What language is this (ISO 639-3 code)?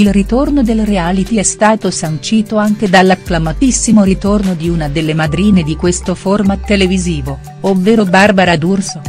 ita